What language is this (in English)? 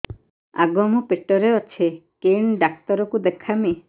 Odia